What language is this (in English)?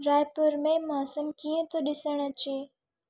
Sindhi